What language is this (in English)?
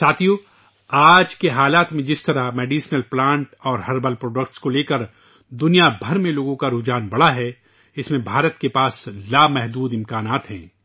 Urdu